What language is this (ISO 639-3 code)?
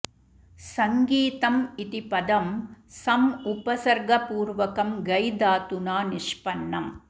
san